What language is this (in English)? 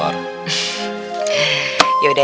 Indonesian